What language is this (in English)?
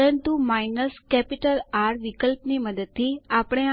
Gujarati